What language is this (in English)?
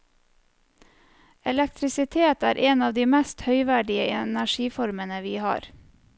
Norwegian